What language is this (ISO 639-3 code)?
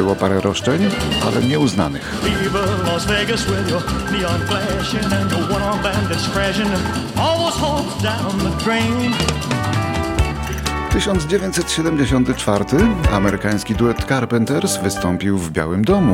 pol